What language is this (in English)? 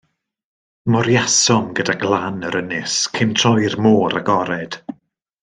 Welsh